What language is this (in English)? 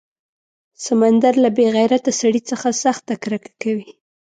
Pashto